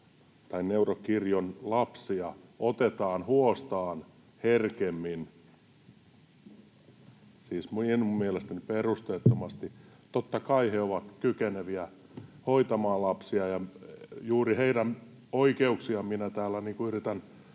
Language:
Finnish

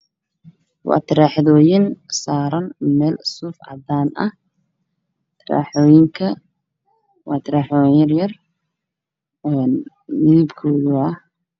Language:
Somali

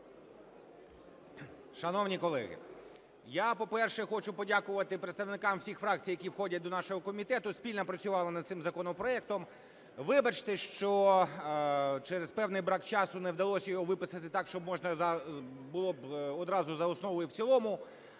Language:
Ukrainian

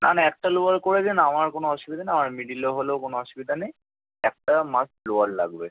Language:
Bangla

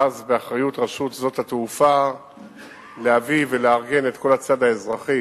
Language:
Hebrew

